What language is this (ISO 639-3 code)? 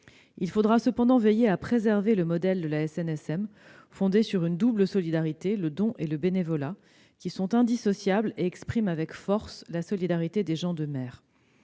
fra